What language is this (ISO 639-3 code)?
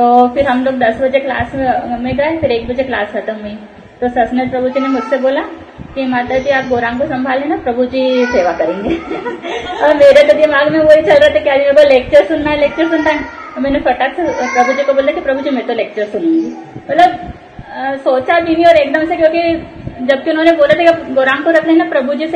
hin